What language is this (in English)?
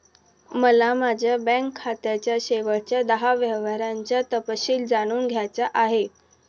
Marathi